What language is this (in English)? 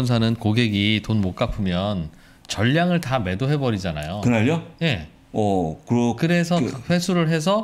Korean